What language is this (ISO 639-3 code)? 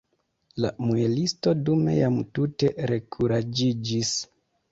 epo